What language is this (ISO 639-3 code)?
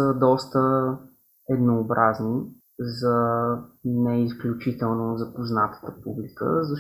bul